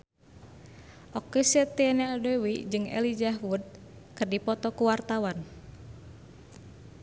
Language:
Sundanese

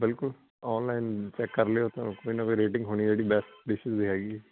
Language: Punjabi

